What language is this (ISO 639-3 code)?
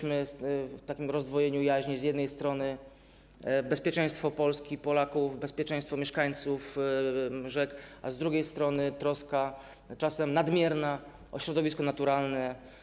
pol